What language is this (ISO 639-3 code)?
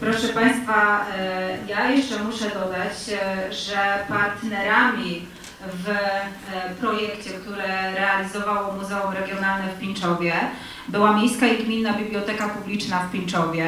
pol